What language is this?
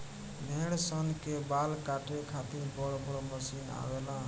Bhojpuri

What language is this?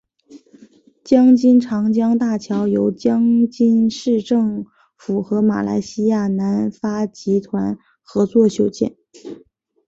Chinese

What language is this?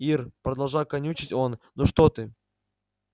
Russian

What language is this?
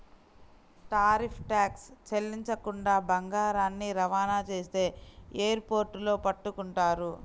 Telugu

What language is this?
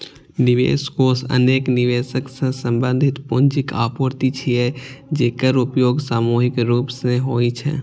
Maithili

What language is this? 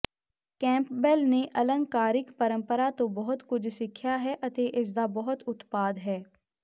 Punjabi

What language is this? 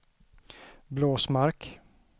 Swedish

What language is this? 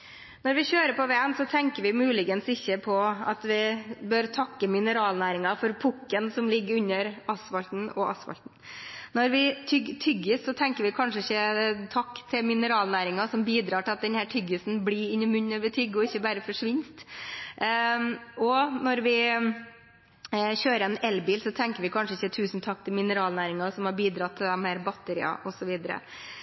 Norwegian Bokmål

